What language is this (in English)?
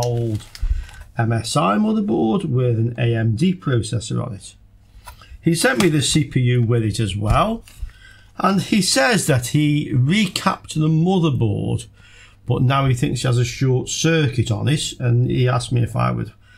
English